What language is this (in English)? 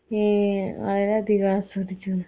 Malayalam